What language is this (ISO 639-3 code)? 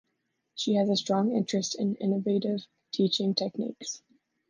eng